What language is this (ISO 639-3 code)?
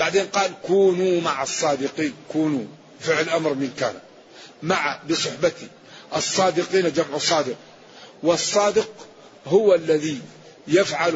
ara